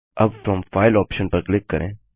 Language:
Hindi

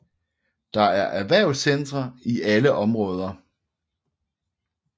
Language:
Danish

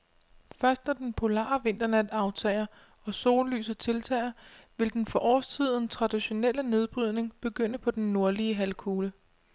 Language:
Danish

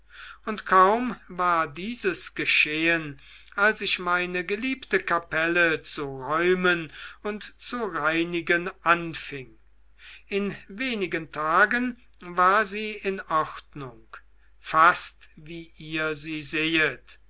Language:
German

